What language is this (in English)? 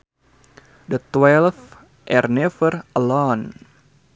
Sundanese